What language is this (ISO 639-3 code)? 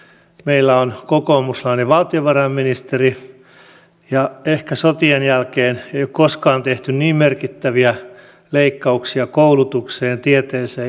fin